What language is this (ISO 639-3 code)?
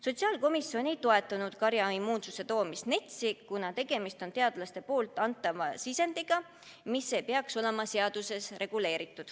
est